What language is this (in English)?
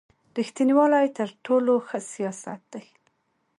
Pashto